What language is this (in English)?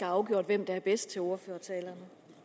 Danish